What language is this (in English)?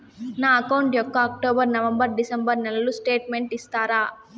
Telugu